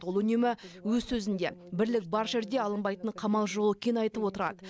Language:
Kazakh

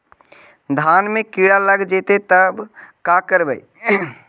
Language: Magahi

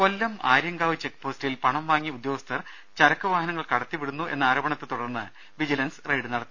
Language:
Malayalam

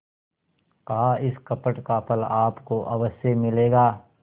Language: Hindi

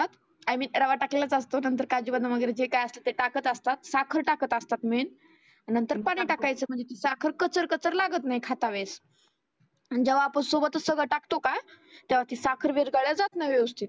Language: Marathi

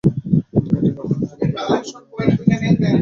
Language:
Bangla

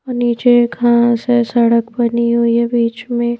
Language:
Hindi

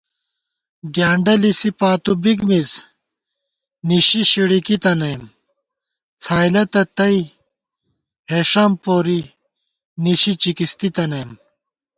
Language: Gawar-Bati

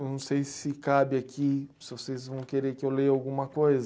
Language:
Portuguese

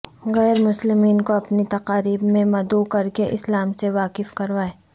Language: Urdu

